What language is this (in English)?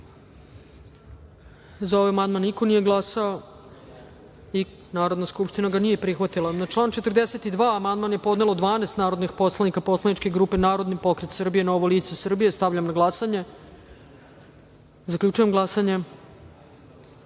Serbian